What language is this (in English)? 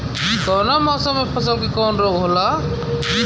Bhojpuri